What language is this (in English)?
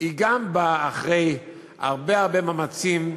Hebrew